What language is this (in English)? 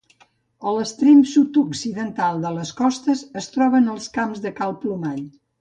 Catalan